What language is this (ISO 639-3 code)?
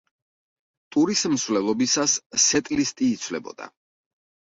kat